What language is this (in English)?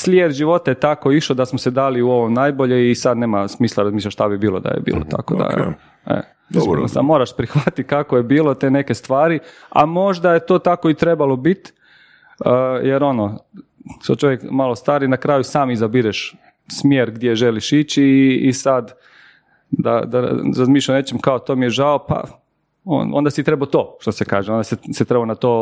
Croatian